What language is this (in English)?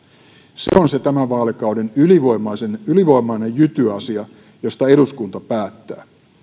Finnish